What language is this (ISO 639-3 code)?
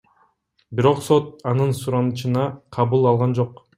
kir